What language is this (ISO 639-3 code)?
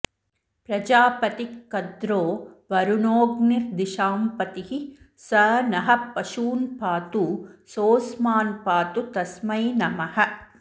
san